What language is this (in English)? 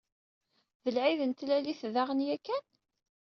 Kabyle